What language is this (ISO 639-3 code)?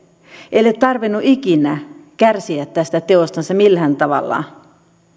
fin